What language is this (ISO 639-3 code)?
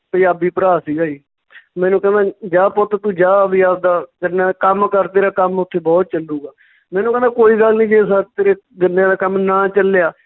pan